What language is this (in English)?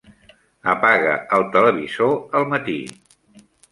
Catalan